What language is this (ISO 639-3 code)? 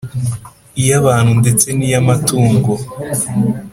kin